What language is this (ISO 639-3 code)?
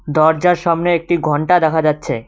ben